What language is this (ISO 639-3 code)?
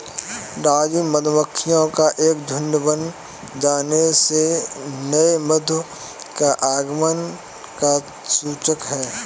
hin